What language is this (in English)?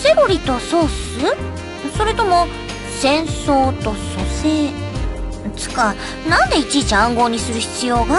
Japanese